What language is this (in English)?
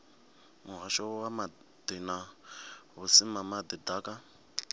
Venda